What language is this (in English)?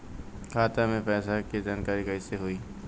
Bhojpuri